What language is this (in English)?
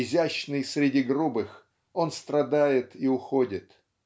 Russian